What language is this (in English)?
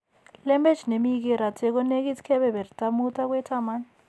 Kalenjin